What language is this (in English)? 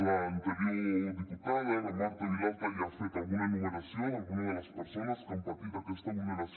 Catalan